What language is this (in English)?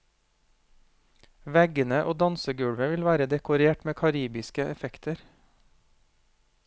Norwegian